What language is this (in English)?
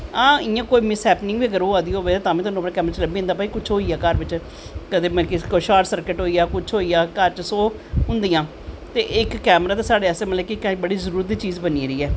Dogri